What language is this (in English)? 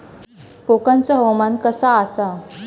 Marathi